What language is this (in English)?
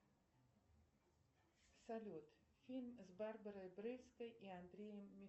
Russian